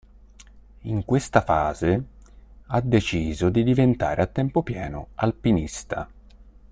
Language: Italian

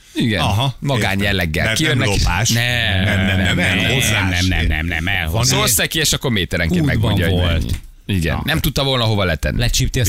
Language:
Hungarian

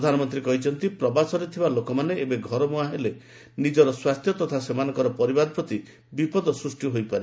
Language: Odia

